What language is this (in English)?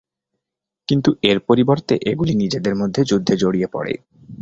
Bangla